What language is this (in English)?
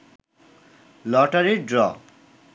Bangla